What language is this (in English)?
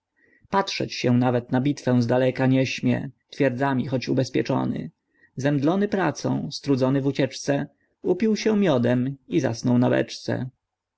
Polish